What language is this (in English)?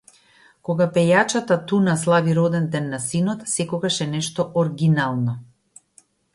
Macedonian